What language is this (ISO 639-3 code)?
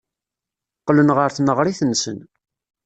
kab